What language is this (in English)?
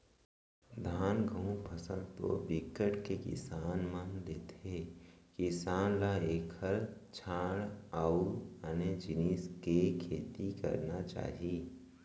Chhattisgarhi